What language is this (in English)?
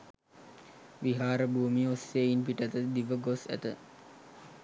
Sinhala